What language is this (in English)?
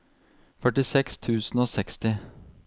Norwegian